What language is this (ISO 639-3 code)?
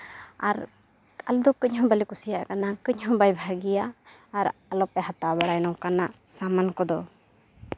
sat